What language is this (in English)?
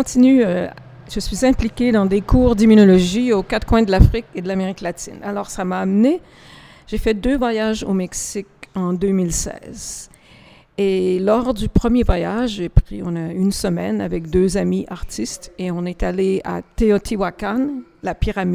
French